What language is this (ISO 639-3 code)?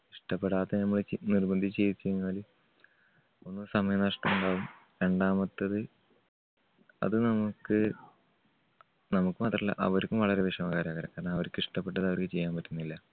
mal